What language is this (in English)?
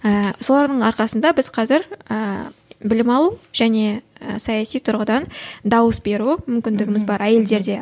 Kazakh